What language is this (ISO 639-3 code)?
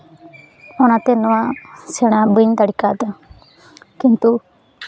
sat